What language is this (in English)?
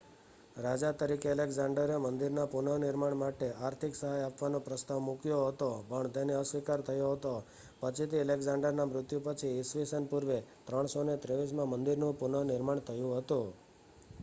Gujarati